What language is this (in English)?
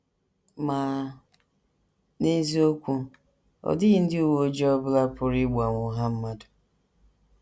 Igbo